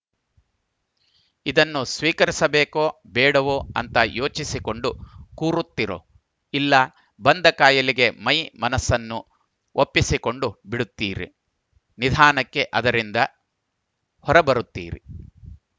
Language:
Kannada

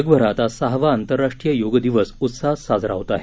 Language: Marathi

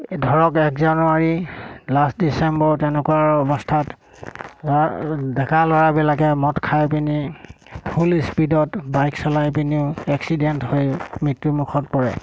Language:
Assamese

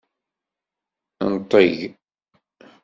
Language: Kabyle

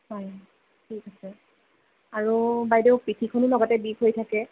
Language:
Assamese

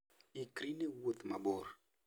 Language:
Luo (Kenya and Tanzania)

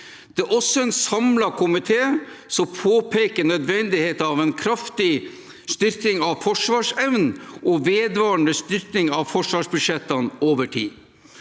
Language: Norwegian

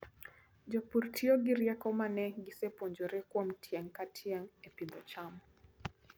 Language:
Luo (Kenya and Tanzania)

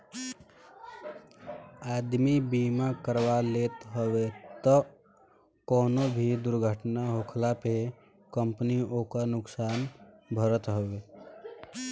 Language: Bhojpuri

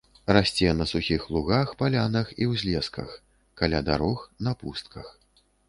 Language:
Belarusian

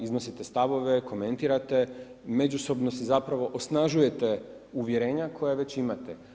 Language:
Croatian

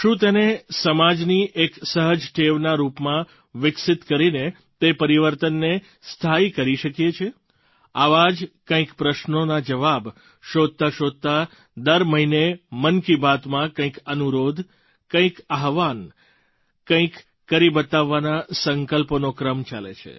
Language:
Gujarati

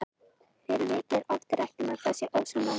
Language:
Icelandic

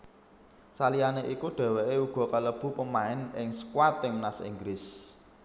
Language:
Javanese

